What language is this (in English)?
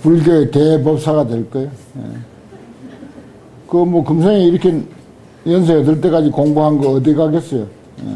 Korean